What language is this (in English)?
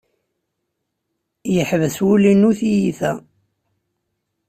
Kabyle